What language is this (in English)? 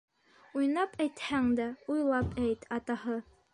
Bashkir